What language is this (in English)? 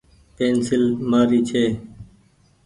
Goaria